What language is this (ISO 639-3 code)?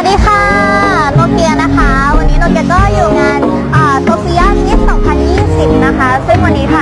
ind